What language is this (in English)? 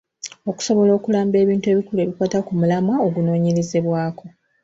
Ganda